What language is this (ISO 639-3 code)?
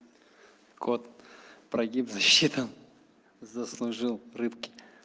rus